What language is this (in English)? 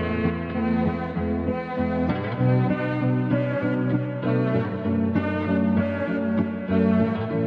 Romanian